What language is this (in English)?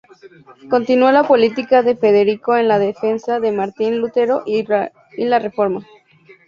Spanish